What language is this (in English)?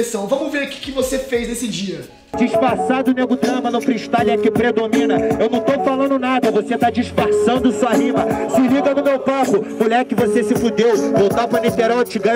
Portuguese